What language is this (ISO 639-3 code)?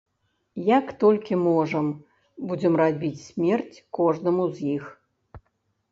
bel